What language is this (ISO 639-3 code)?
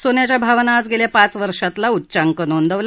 mar